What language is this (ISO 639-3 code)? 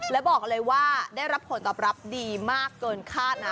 tha